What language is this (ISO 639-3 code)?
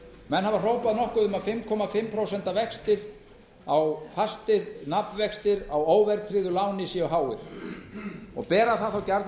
isl